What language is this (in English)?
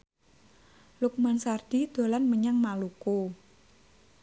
Javanese